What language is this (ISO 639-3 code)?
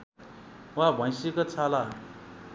nep